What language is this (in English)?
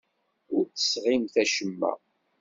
Kabyle